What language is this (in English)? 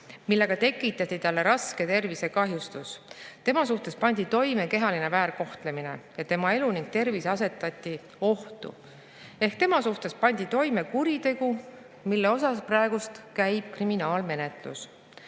Estonian